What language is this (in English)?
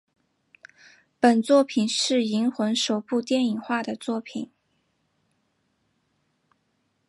Chinese